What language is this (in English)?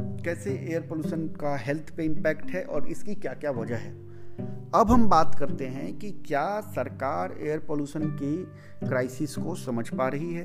Hindi